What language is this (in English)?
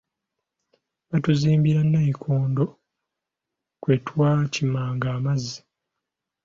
Ganda